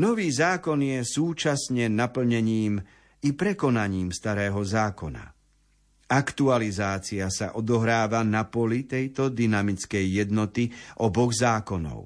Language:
Slovak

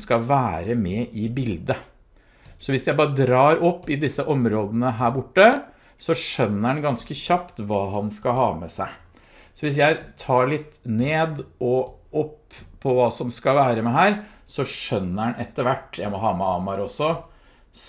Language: Norwegian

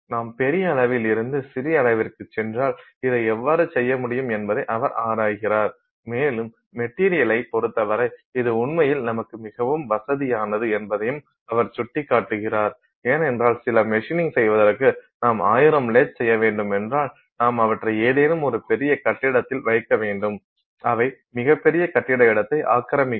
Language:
Tamil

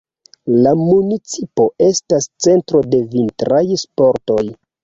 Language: Esperanto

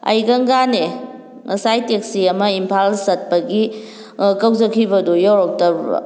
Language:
Manipuri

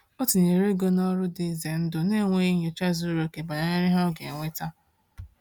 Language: Igbo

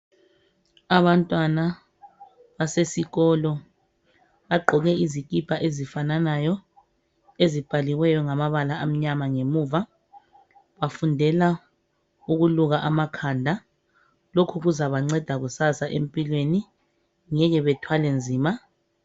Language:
North Ndebele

